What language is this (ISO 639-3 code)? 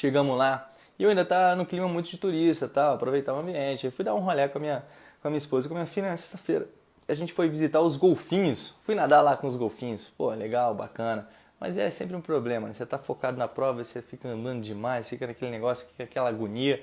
por